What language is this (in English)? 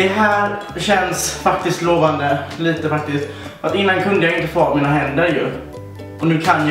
Swedish